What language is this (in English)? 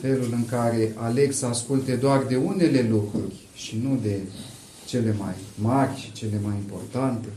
Romanian